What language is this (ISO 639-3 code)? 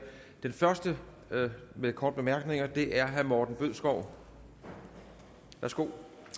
dan